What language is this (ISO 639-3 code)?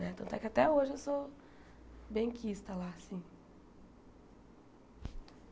por